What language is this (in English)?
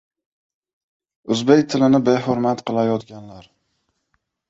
Uzbek